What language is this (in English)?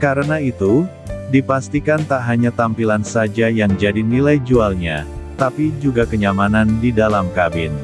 Indonesian